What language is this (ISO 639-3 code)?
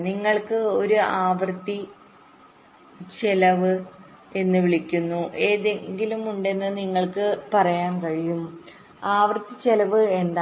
mal